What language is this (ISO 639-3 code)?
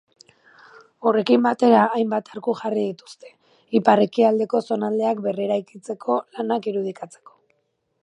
eus